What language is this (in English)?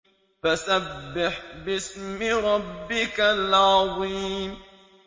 Arabic